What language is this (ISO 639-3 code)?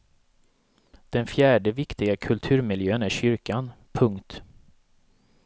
swe